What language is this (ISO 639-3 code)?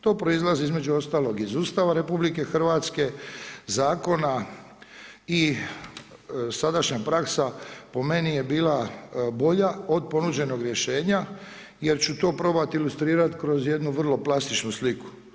hrv